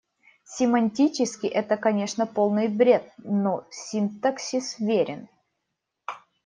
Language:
Russian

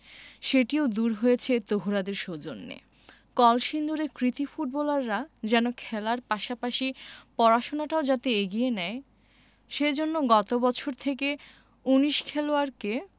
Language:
Bangla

